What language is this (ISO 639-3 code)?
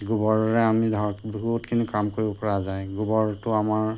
asm